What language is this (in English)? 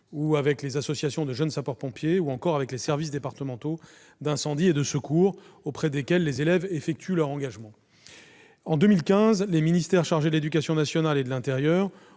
French